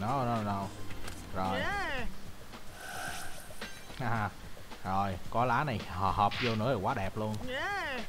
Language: Vietnamese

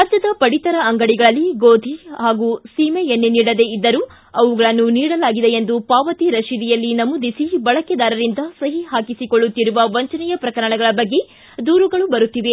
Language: Kannada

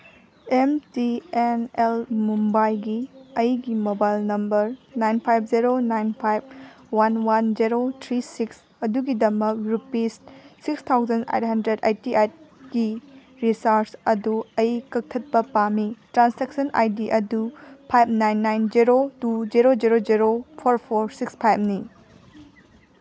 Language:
Manipuri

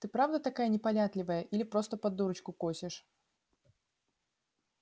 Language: Russian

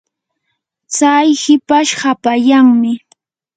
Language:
Yanahuanca Pasco Quechua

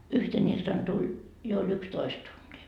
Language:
Finnish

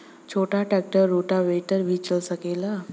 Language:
Bhojpuri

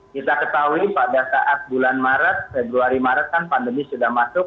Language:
Indonesian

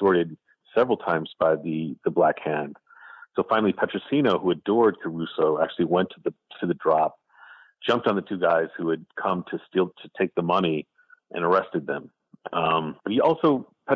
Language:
English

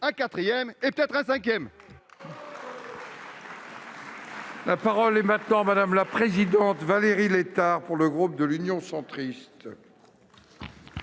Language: French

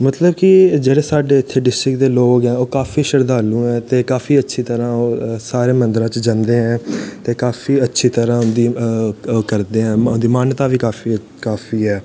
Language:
Dogri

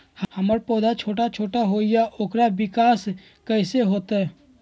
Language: Magahi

